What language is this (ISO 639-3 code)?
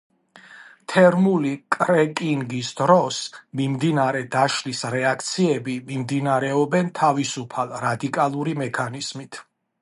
kat